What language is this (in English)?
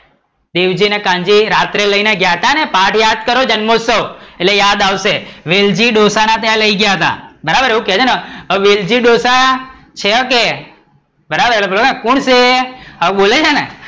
Gujarati